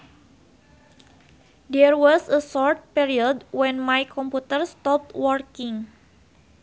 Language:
Sundanese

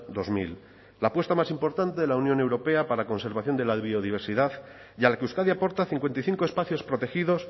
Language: Spanish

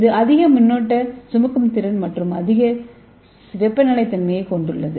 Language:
Tamil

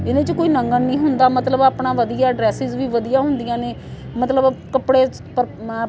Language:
Punjabi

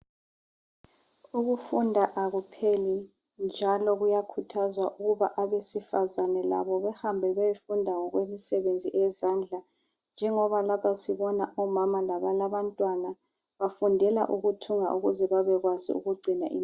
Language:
North Ndebele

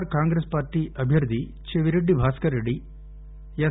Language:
Telugu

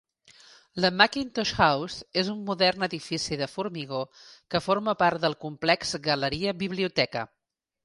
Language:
Catalan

